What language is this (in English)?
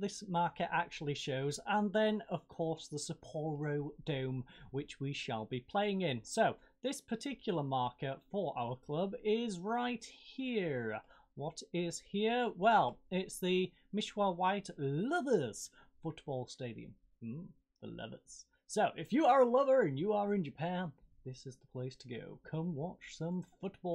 English